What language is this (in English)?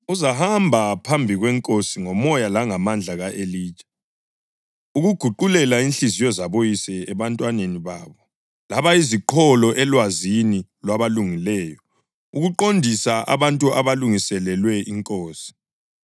North Ndebele